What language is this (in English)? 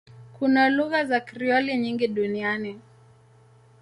Swahili